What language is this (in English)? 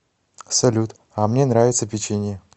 Russian